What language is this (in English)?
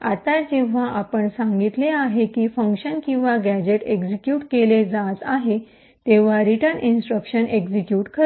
Marathi